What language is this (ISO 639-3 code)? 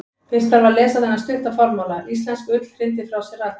isl